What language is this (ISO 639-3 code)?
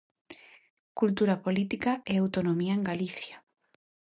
glg